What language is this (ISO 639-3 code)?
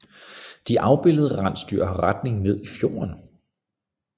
dan